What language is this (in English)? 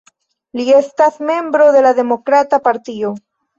Esperanto